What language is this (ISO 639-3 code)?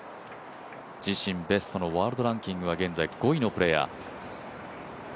jpn